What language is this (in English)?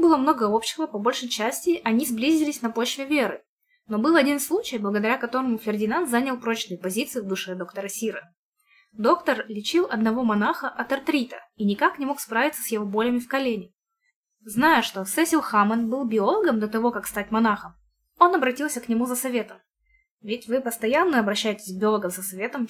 Russian